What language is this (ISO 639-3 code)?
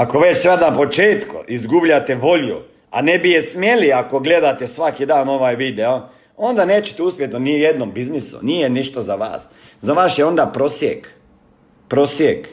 hrv